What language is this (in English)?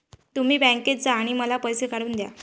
Marathi